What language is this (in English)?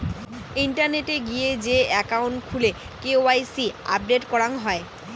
Bangla